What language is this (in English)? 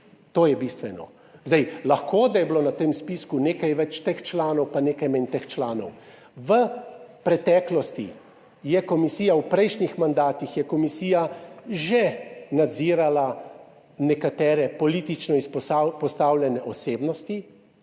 Slovenian